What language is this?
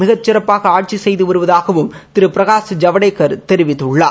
Tamil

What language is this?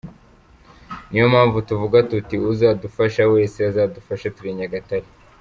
Kinyarwanda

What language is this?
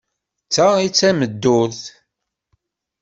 Kabyle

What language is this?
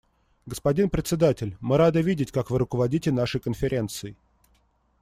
Russian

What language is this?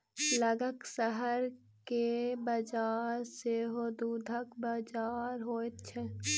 Maithili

